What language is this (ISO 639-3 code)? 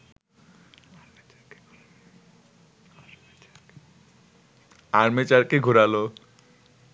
ben